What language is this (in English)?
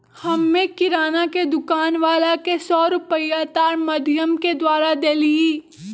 Magahi